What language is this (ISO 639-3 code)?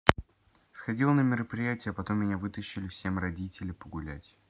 rus